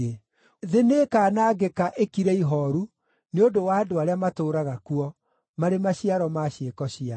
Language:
Kikuyu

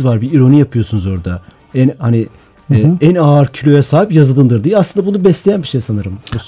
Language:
Turkish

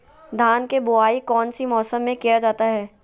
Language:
Magahi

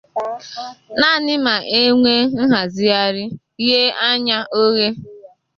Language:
Igbo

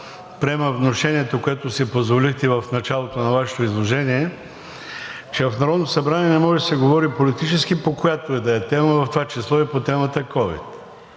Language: Bulgarian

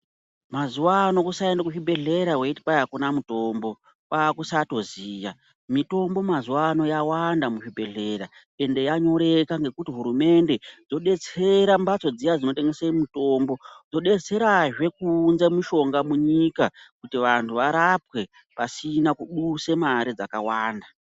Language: Ndau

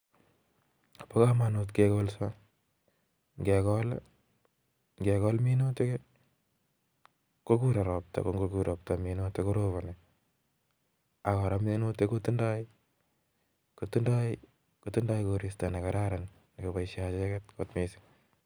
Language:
Kalenjin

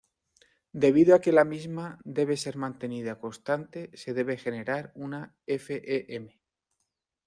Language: Spanish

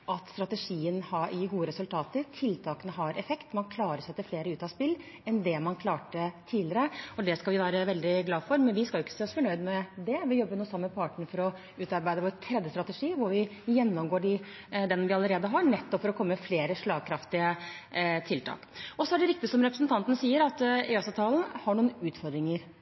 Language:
Norwegian Bokmål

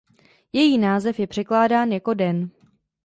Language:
Czech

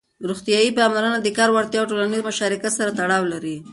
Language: Pashto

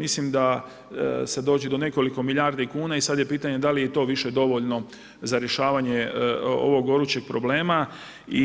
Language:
Croatian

